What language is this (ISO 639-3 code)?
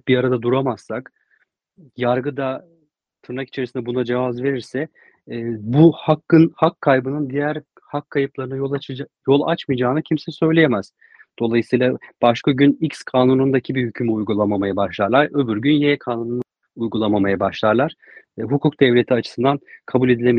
tur